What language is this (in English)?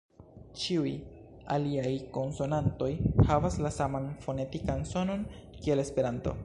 Esperanto